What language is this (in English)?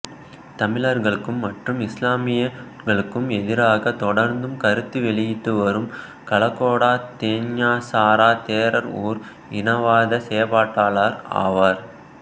Tamil